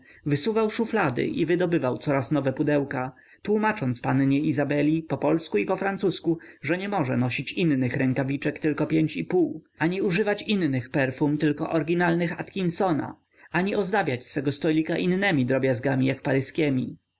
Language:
Polish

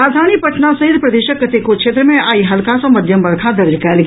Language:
Maithili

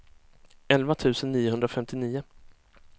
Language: Swedish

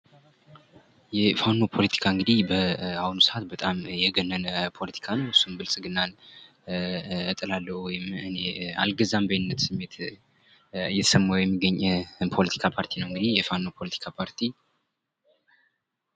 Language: Amharic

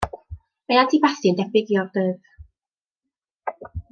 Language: Welsh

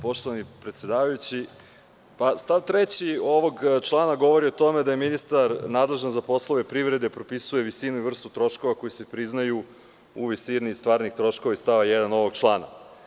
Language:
Serbian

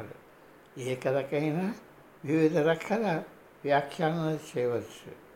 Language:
Telugu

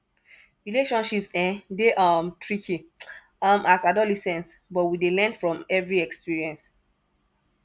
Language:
Nigerian Pidgin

